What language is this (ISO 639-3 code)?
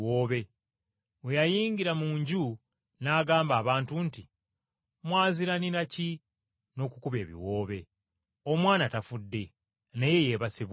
lug